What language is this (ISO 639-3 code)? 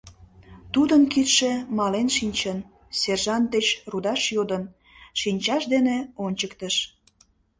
chm